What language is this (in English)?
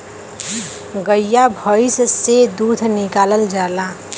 Bhojpuri